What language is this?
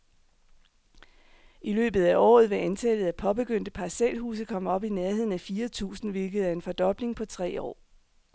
Danish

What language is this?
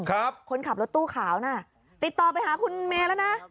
Thai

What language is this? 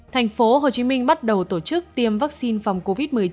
Vietnamese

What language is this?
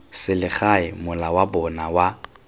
Tswana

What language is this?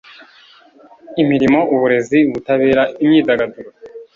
Kinyarwanda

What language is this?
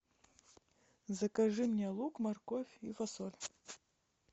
Russian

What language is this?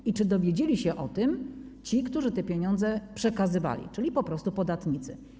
Polish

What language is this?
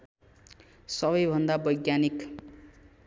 Nepali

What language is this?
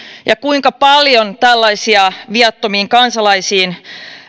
Finnish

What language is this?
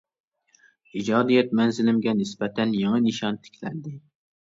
Uyghur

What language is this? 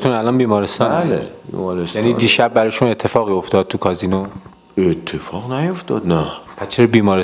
Persian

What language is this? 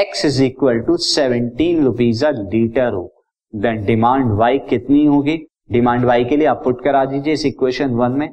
Hindi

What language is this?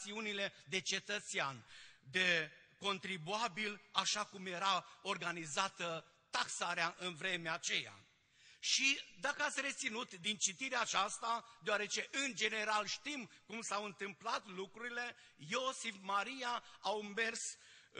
Romanian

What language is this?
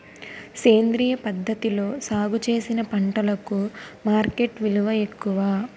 Telugu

